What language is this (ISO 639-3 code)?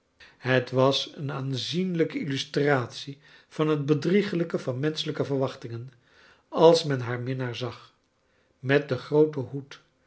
nld